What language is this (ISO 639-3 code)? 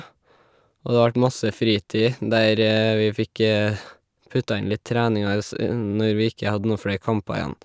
nor